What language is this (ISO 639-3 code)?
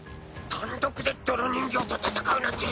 jpn